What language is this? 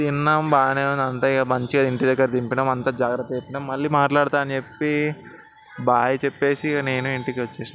Telugu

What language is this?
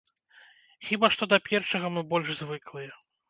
Belarusian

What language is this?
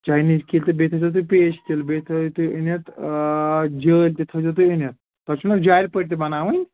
Kashmiri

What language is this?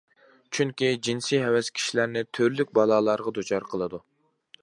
Uyghur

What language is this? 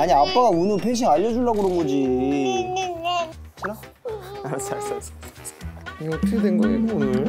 Korean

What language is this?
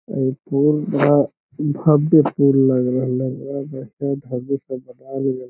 Magahi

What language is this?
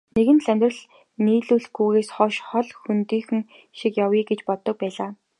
Mongolian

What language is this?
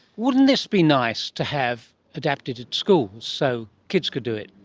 English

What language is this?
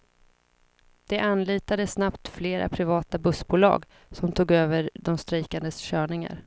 Swedish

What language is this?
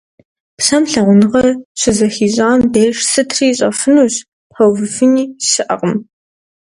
Kabardian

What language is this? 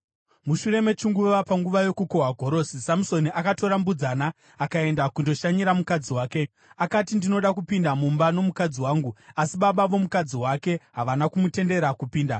Shona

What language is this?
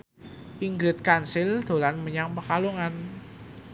Javanese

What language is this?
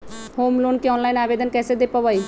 Magahi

